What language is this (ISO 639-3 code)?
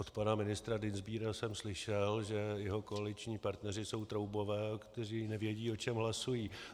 ces